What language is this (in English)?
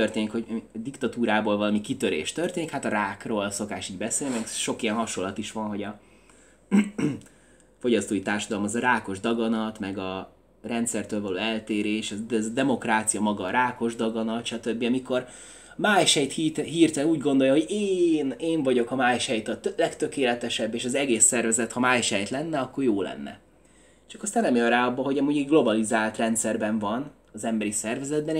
Hungarian